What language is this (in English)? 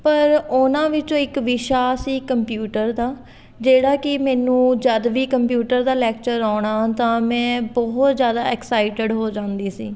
Punjabi